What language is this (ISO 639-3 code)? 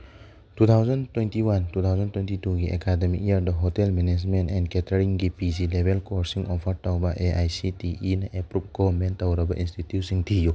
mni